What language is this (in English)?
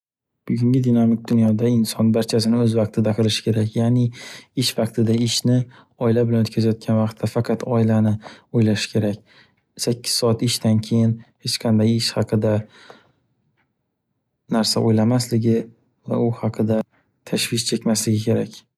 Uzbek